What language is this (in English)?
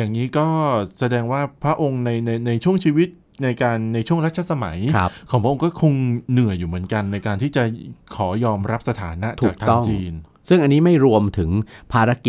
Thai